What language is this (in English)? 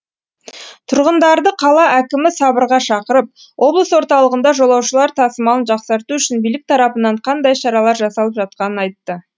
Kazakh